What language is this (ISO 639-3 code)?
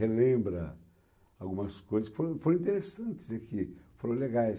por